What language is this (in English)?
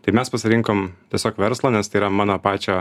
Lithuanian